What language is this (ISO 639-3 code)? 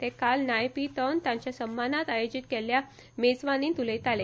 kok